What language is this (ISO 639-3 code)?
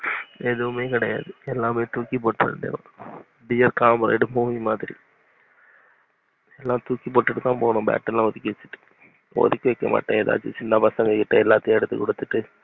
tam